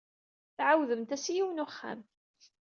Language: Kabyle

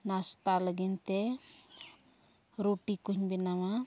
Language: Santali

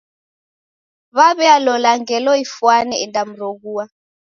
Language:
Taita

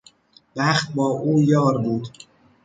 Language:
Persian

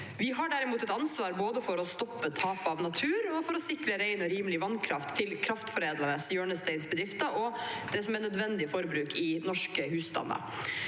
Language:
Norwegian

